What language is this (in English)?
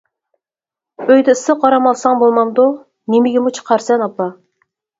Uyghur